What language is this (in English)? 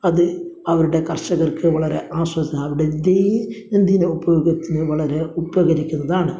Malayalam